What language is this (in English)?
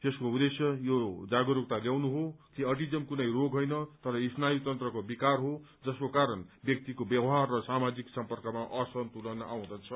Nepali